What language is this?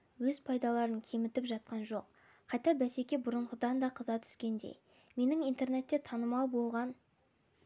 Kazakh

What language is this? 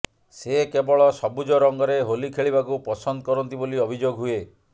Odia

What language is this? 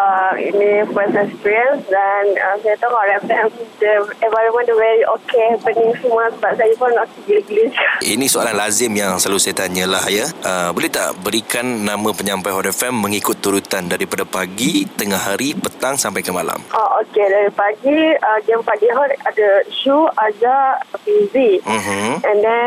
Malay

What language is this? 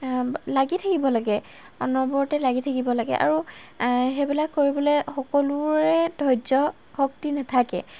Assamese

